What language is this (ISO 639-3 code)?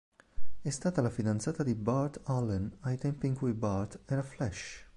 ita